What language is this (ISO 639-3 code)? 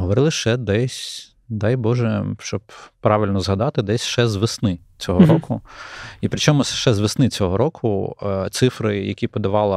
ukr